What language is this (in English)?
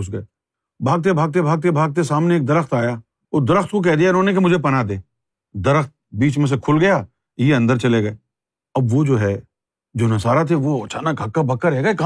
Urdu